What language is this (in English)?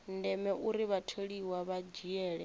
Venda